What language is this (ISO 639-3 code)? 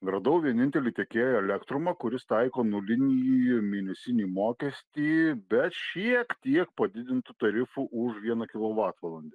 lit